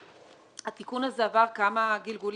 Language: Hebrew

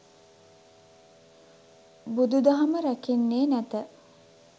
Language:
Sinhala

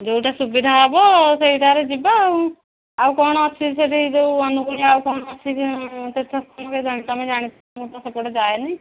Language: Odia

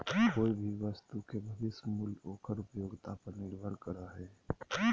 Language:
Magahi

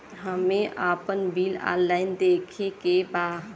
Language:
Bhojpuri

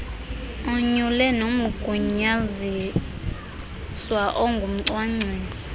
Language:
Xhosa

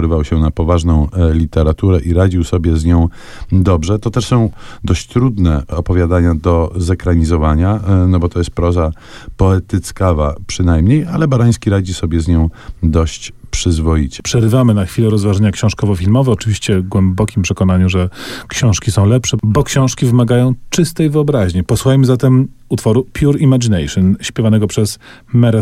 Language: Polish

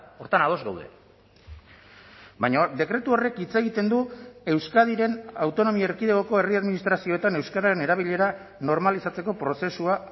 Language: Basque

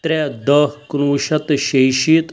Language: Kashmiri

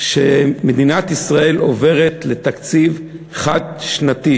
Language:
Hebrew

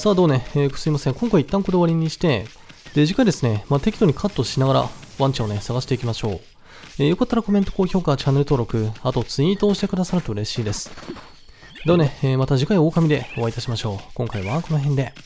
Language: Japanese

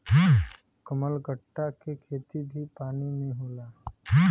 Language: Bhojpuri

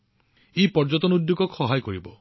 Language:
Assamese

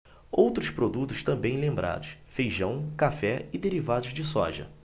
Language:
Portuguese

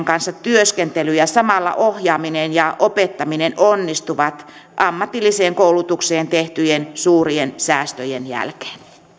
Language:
Finnish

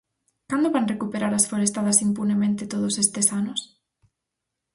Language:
Galician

